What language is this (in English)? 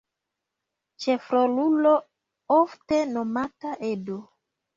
Esperanto